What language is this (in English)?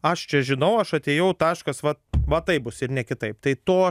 Lithuanian